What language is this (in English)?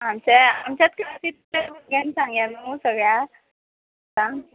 Konkani